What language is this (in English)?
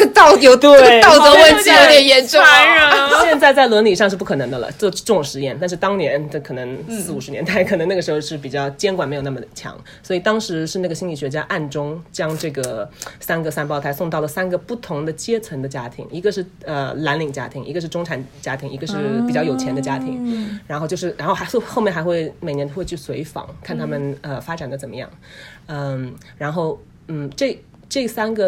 Chinese